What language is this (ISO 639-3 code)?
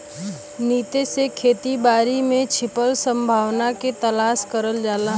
bho